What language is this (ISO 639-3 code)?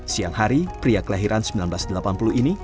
ind